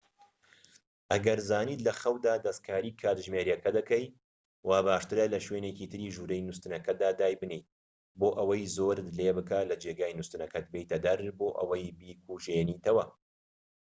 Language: Central Kurdish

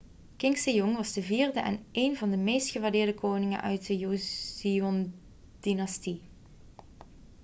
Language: Dutch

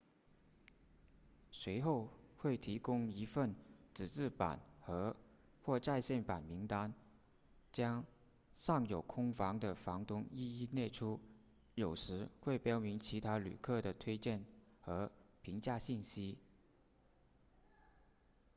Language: Chinese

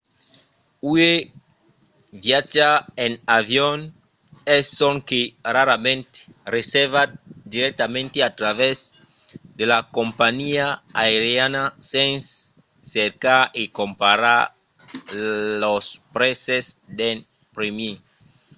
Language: Occitan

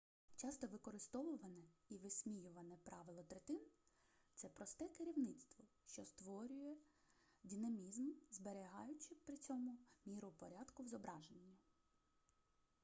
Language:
Ukrainian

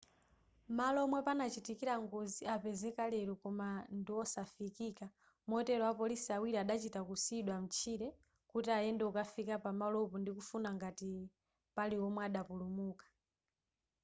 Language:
Nyanja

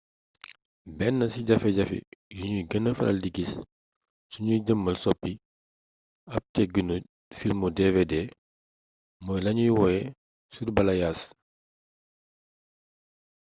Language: Wolof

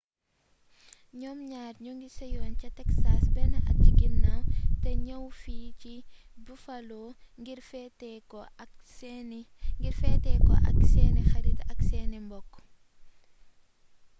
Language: Wolof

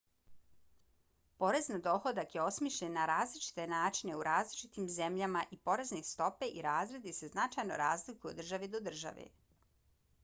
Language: Bosnian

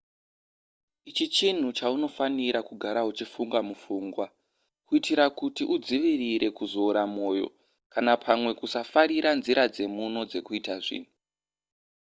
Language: Shona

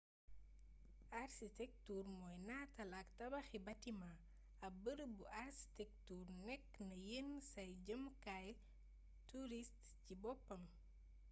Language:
Wolof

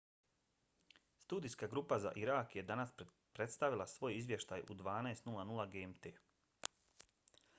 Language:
Bosnian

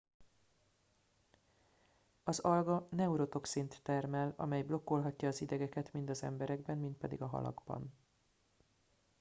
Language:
Hungarian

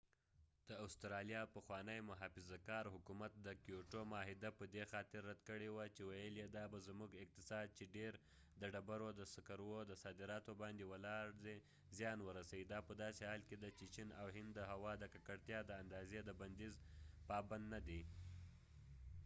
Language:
Pashto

